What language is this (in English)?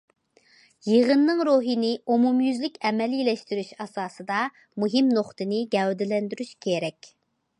Uyghur